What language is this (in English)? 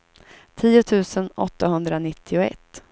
Swedish